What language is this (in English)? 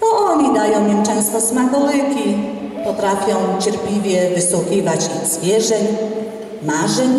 Polish